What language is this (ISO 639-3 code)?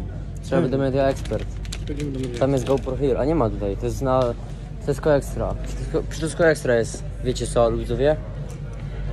pol